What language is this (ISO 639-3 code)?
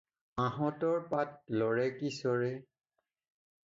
asm